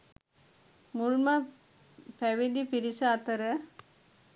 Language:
Sinhala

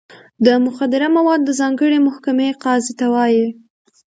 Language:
Pashto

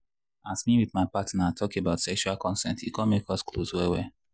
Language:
Nigerian Pidgin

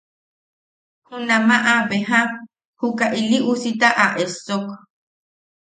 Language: Yaqui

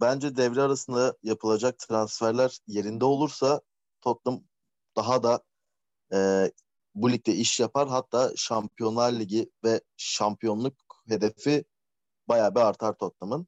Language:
Turkish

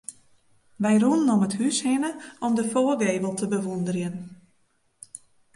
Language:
Western Frisian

